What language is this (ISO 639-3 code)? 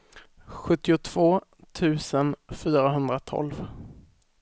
swe